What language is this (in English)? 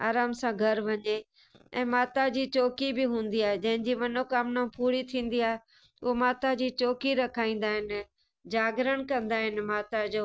Sindhi